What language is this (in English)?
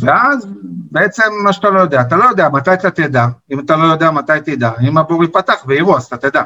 Hebrew